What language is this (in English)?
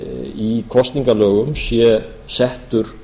Icelandic